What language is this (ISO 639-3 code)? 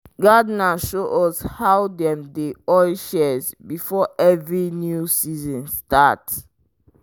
pcm